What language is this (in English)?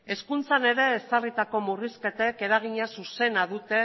Basque